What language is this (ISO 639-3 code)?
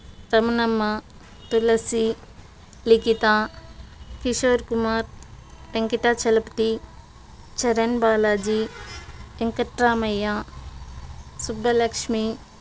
tel